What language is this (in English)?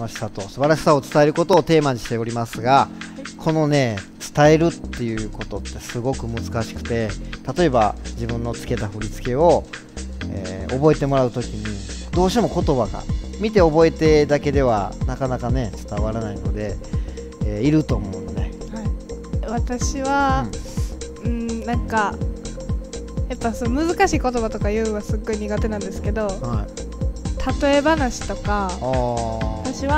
Japanese